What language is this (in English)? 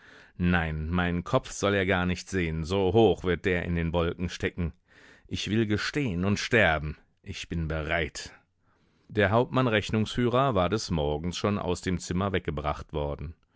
German